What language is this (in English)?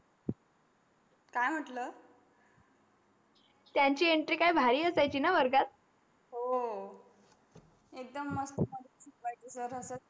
Marathi